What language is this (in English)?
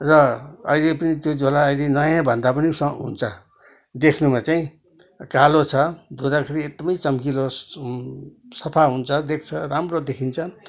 Nepali